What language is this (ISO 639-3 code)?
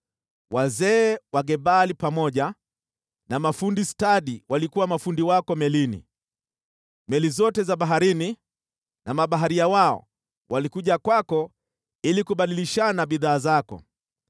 swa